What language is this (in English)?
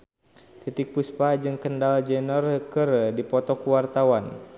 Sundanese